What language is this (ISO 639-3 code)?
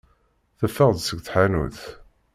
kab